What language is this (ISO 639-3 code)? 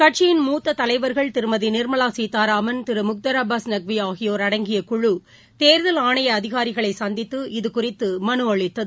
tam